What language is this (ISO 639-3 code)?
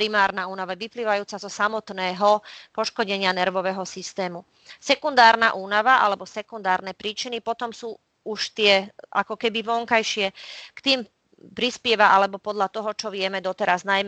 slk